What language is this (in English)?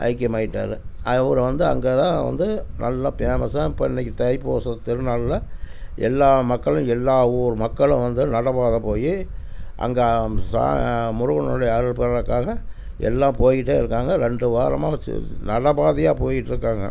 Tamil